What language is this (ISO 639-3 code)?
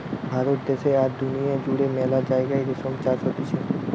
ben